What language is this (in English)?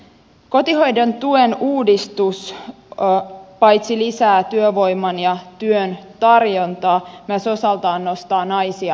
Finnish